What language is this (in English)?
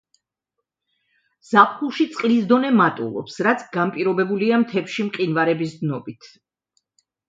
Georgian